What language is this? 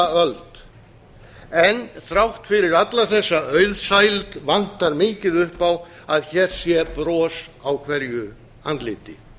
Icelandic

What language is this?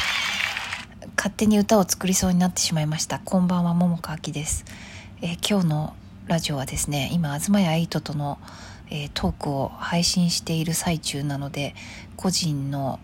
Japanese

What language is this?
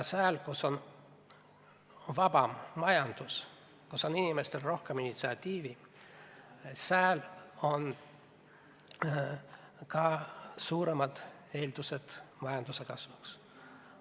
Estonian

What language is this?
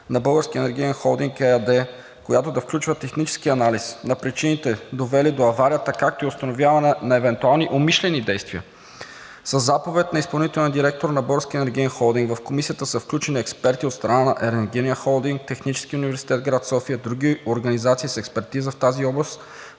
Bulgarian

